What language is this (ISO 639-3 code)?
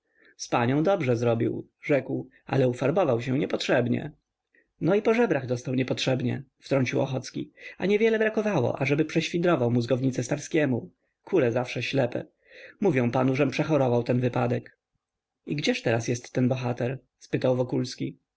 pol